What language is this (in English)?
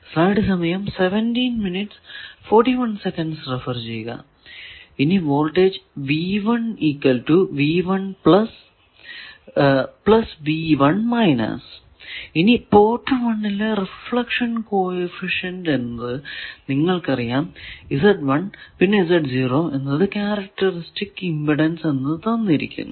Malayalam